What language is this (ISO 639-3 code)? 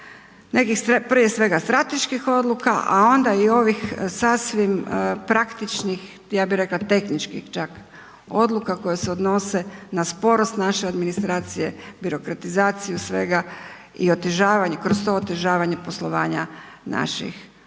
hrv